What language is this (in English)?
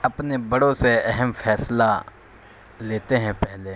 Urdu